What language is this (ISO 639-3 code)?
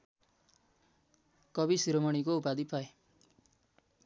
nep